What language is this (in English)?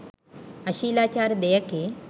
Sinhala